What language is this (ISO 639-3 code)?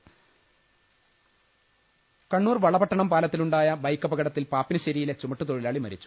mal